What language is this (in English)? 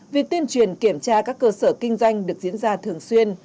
Vietnamese